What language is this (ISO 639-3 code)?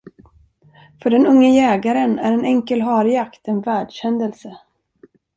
swe